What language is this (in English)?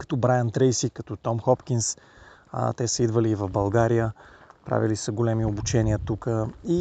Bulgarian